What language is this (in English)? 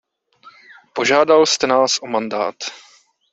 Czech